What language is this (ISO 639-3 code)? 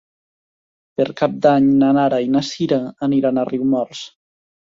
cat